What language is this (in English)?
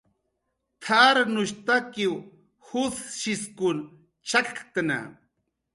Jaqaru